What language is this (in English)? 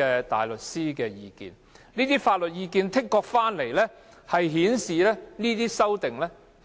Cantonese